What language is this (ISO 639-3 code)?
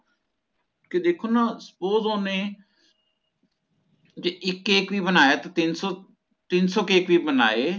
pan